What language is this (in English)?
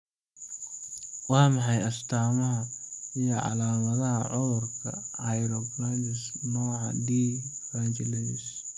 Somali